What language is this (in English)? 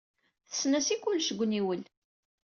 Kabyle